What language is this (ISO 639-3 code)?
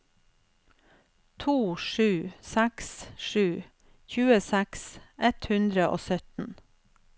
nor